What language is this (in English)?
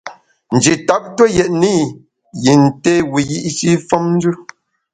Bamun